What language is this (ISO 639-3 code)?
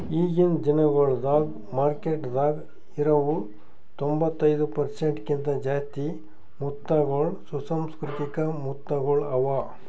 kan